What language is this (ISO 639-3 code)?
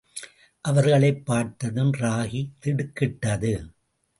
tam